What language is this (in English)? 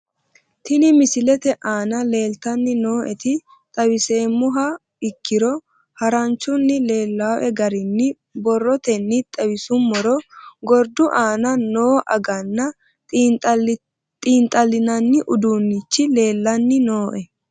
Sidamo